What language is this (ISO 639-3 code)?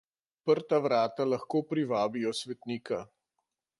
slv